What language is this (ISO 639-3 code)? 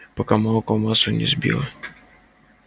rus